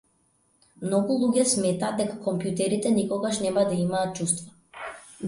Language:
Macedonian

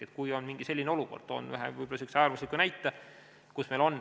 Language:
Estonian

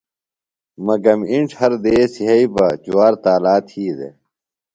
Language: Phalura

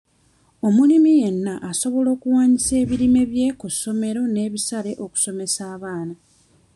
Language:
Ganda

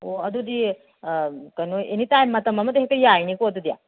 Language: Manipuri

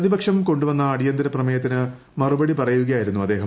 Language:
Malayalam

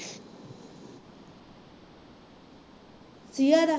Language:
Punjabi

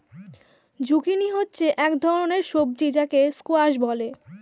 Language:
Bangla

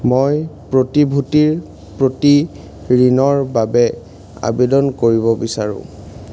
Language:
Assamese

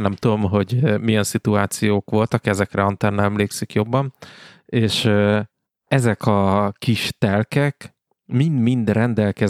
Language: Hungarian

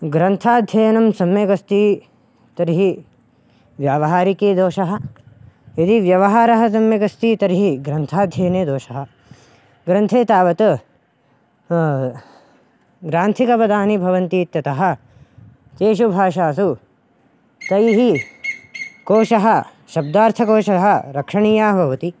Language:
Sanskrit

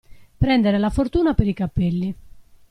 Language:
Italian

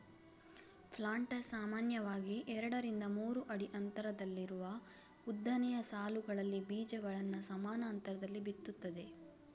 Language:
Kannada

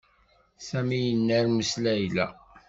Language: Kabyle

